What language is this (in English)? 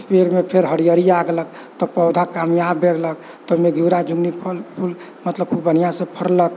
Maithili